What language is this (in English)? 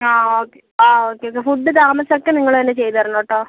Malayalam